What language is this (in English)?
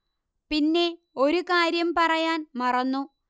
Malayalam